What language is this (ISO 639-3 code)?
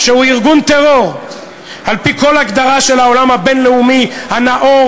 heb